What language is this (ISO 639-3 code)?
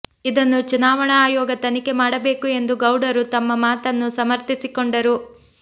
kan